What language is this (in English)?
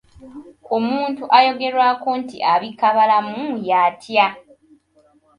Ganda